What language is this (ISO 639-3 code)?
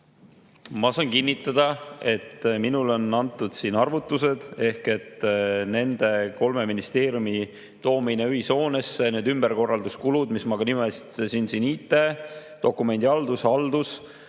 est